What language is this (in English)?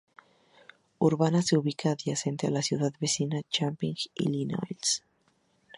Spanish